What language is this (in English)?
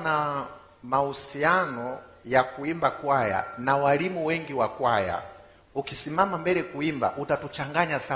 Swahili